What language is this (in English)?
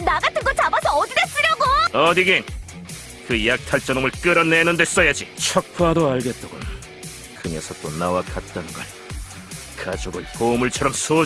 Korean